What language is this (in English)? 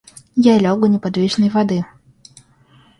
Russian